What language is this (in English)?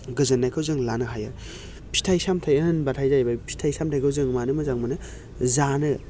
Bodo